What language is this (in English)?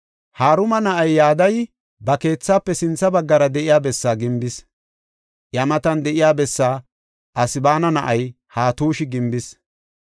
Gofa